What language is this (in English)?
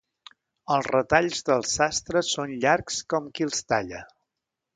Catalan